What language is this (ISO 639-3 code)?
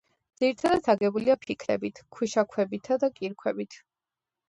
kat